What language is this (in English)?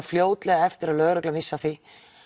Icelandic